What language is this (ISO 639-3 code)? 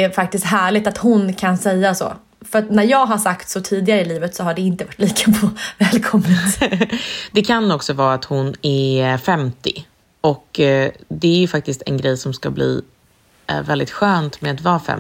swe